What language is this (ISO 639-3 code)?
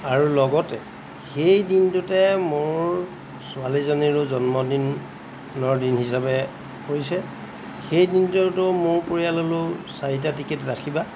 asm